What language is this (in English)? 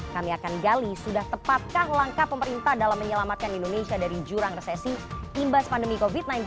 Indonesian